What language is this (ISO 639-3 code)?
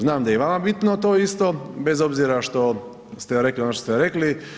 hrv